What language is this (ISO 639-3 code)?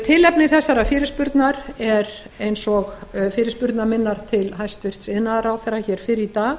isl